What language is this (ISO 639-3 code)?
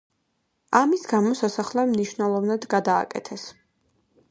kat